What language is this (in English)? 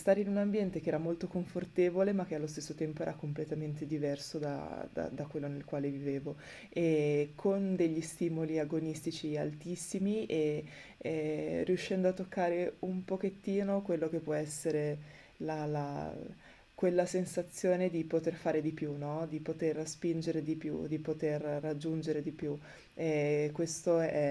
Italian